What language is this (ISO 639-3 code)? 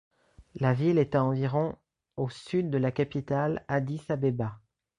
fra